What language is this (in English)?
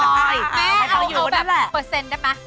Thai